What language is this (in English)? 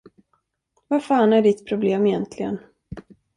Swedish